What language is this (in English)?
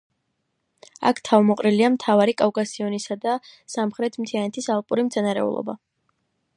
Georgian